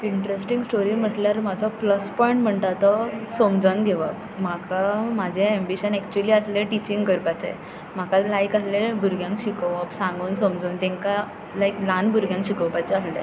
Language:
Konkani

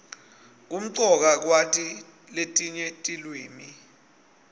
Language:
Swati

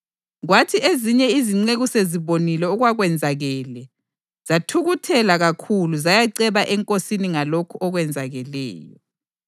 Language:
North Ndebele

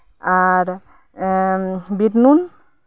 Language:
Santali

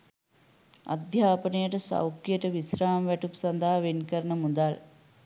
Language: Sinhala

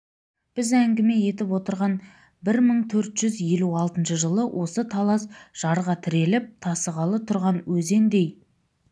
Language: Kazakh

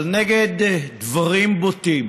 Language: Hebrew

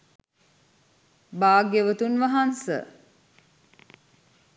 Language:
Sinhala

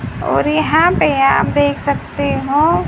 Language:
Hindi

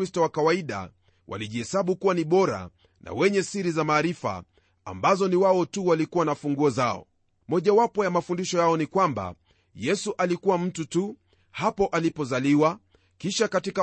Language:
Swahili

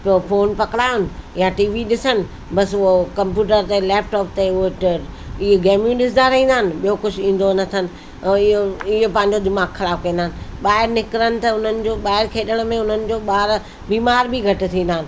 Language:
Sindhi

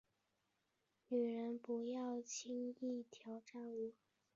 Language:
Chinese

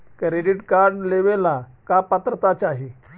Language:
Magahi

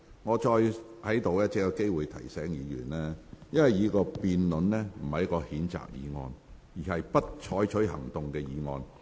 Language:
Cantonese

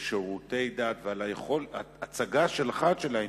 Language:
Hebrew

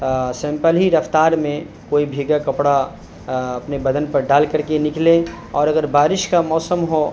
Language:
Urdu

